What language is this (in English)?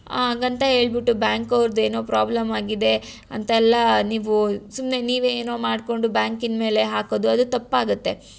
Kannada